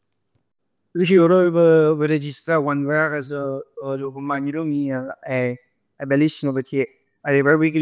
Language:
Neapolitan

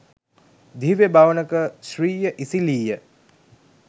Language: Sinhala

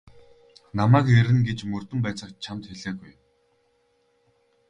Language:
Mongolian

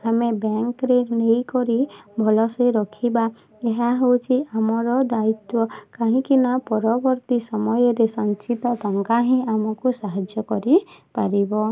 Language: Odia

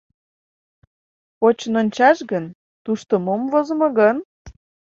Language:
Mari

